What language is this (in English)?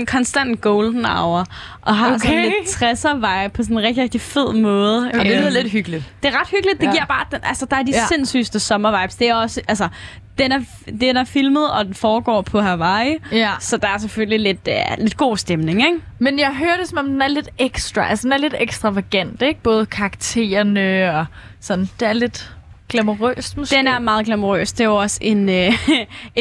Danish